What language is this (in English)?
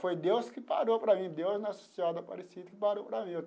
Portuguese